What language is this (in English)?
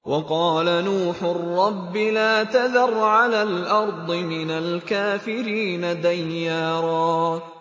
Arabic